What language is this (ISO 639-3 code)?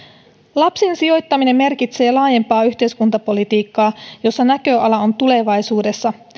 fin